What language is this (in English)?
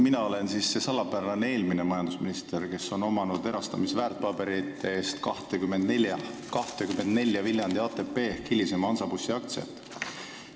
Estonian